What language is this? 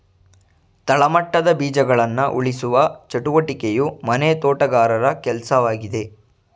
Kannada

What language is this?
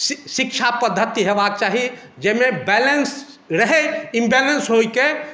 Maithili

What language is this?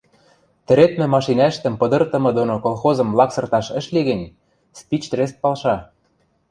Western Mari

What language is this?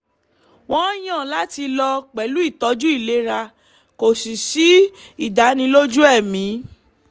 Yoruba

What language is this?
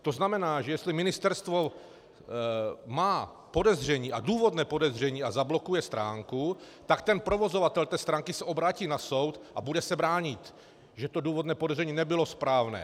Czech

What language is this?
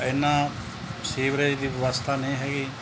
Punjabi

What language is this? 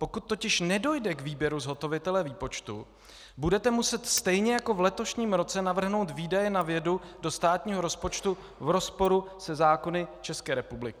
Czech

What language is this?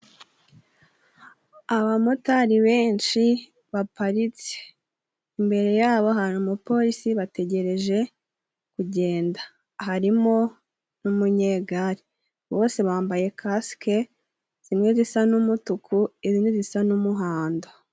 Kinyarwanda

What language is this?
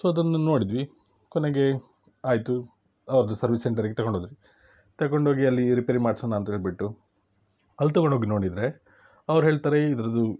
Kannada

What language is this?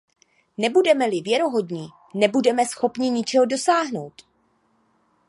Czech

